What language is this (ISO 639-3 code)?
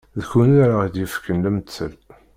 kab